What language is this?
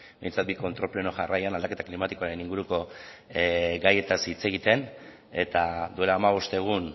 Basque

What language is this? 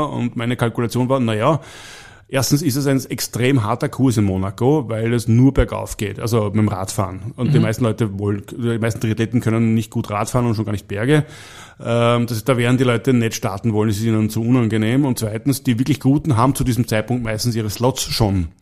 German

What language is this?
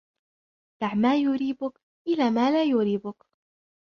Arabic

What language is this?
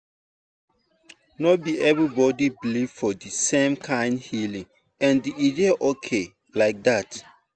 Nigerian Pidgin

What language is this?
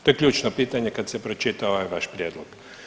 Croatian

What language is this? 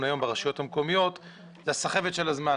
Hebrew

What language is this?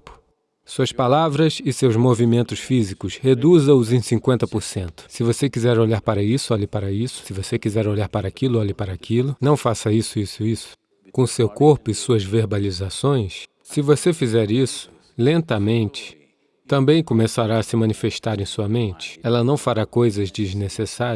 Portuguese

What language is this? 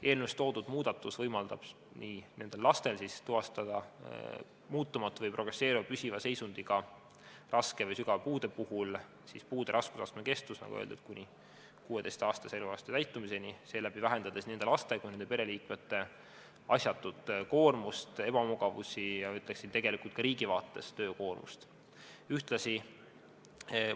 Estonian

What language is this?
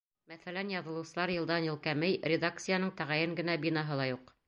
Bashkir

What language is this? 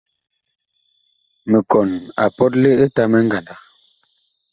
Bakoko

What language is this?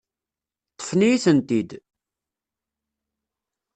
Kabyle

